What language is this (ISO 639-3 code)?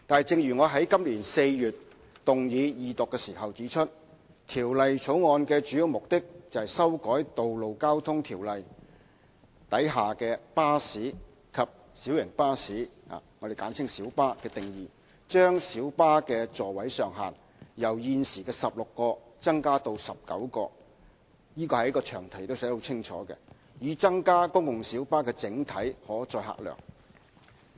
yue